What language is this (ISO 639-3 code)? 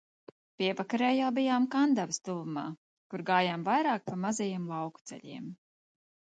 lav